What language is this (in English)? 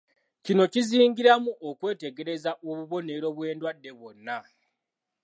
Ganda